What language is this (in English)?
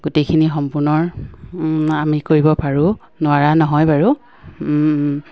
Assamese